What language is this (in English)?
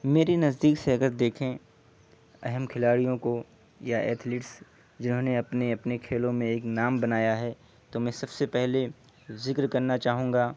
Urdu